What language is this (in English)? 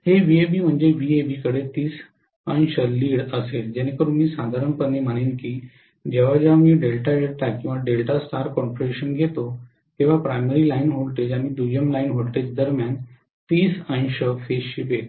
Marathi